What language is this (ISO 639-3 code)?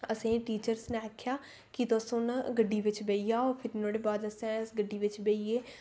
doi